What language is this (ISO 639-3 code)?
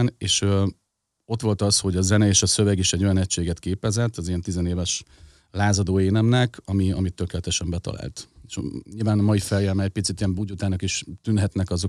hun